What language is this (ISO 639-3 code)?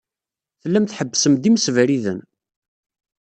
kab